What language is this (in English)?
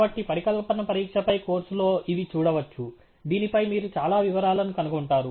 Telugu